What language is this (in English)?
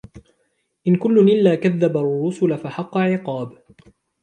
Arabic